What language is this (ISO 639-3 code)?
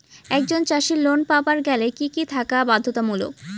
ben